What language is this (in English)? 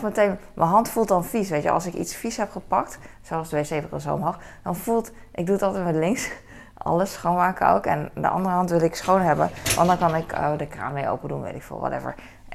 Dutch